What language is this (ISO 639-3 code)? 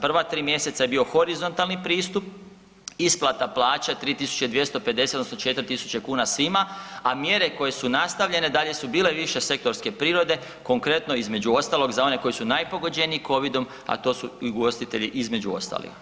hrv